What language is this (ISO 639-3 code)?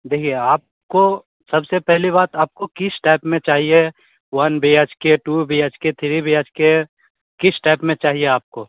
hin